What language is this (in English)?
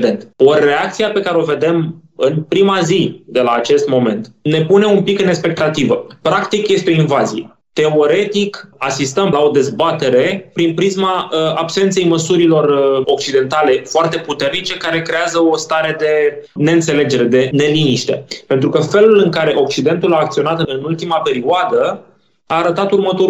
Romanian